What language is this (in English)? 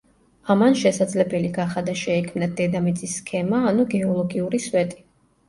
Georgian